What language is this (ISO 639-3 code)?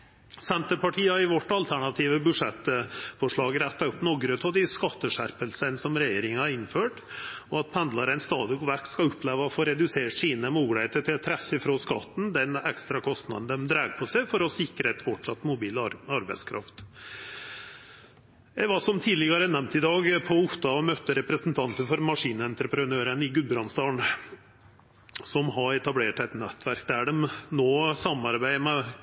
nno